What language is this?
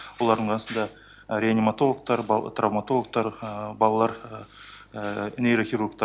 Kazakh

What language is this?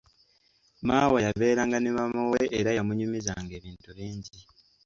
Ganda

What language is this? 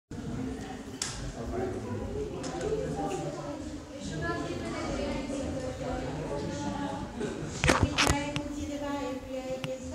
Arabic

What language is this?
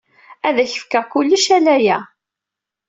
Kabyle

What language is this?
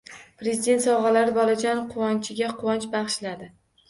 Uzbek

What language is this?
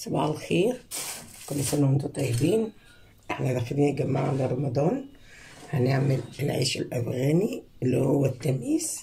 Arabic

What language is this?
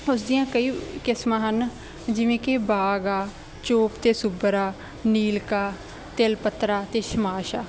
Punjabi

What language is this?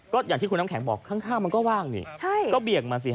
Thai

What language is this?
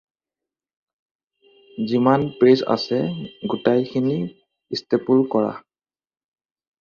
Assamese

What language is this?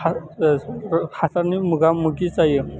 Bodo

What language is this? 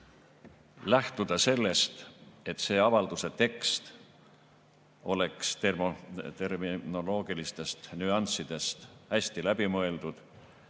Estonian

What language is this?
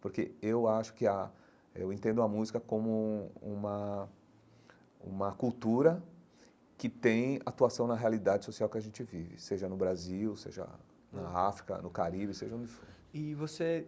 Portuguese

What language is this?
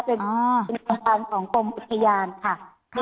Thai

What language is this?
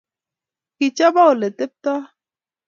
Kalenjin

